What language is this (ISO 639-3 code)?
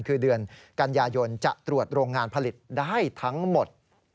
tha